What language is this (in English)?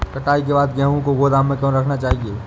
Hindi